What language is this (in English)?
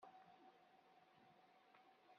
Kabyle